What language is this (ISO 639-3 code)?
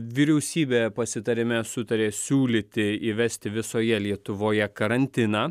lit